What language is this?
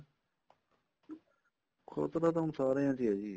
Punjabi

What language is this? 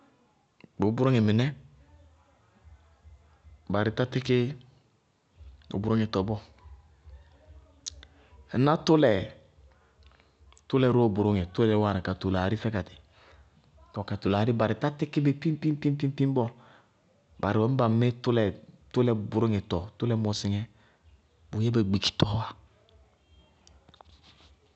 Bago-Kusuntu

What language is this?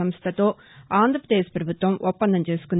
Telugu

